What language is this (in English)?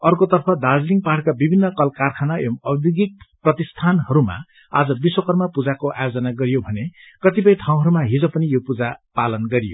Nepali